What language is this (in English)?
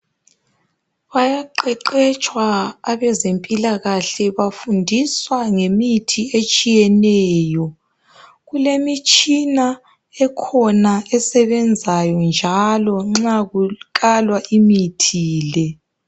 North Ndebele